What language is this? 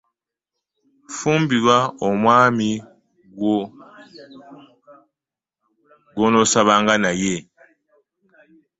Ganda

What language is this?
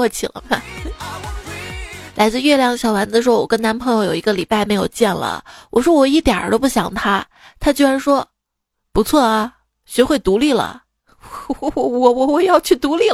Chinese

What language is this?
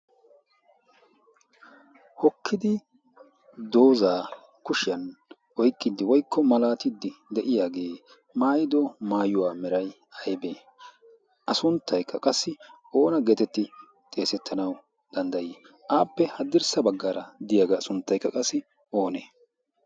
Wolaytta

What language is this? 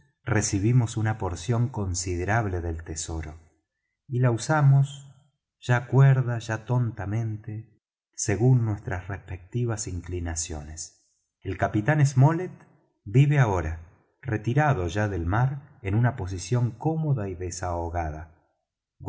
Spanish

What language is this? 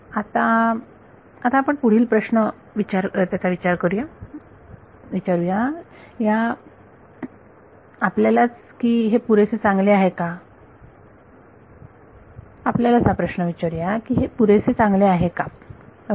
Marathi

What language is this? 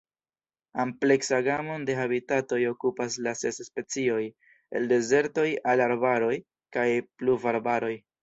Esperanto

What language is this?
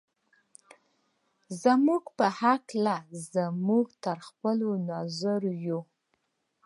Pashto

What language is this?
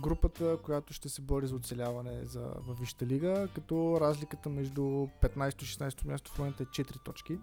Bulgarian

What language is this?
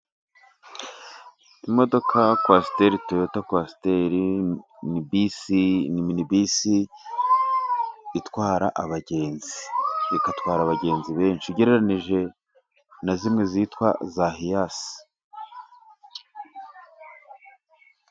Kinyarwanda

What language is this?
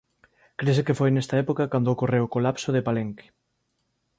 Galician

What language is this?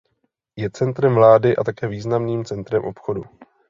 Czech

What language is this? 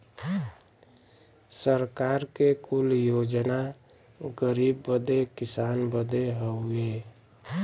Bhojpuri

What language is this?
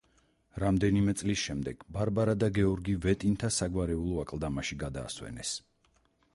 Georgian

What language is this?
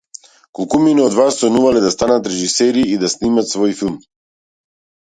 Macedonian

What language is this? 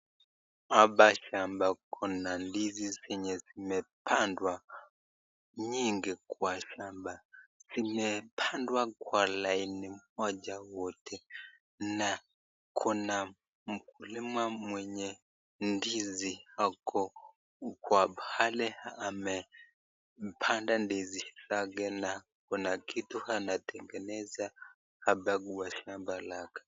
Swahili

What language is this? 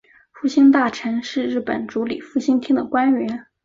Chinese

